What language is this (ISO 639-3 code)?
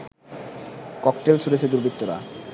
ben